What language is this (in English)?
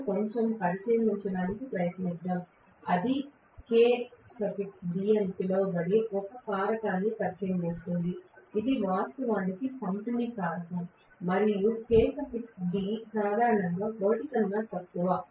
Telugu